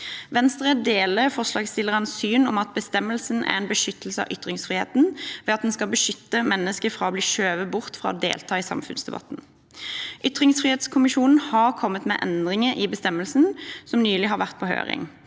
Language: Norwegian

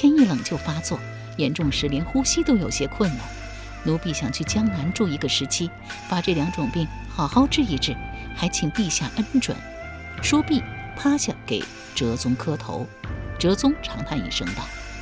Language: Chinese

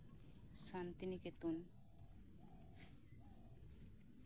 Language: Santali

